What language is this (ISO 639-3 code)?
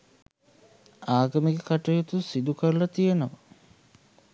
sin